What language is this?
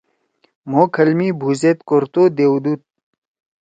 Torwali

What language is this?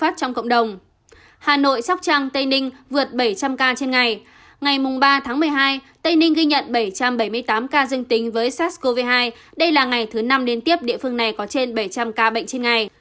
Vietnamese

